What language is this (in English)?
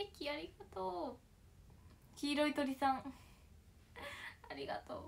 Japanese